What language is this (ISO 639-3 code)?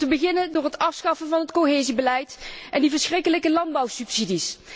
nld